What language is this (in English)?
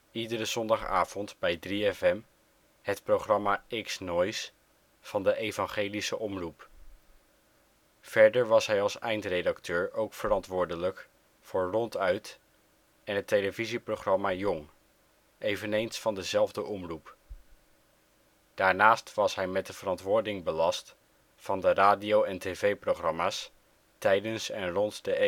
Dutch